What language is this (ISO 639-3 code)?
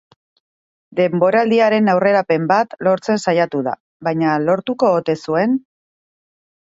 eus